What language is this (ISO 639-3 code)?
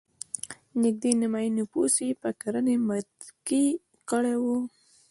pus